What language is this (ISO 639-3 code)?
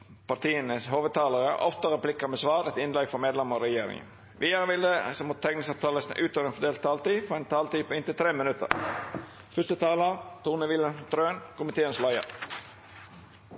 nno